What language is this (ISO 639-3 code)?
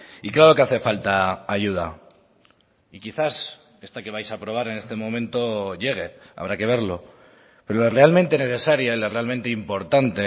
spa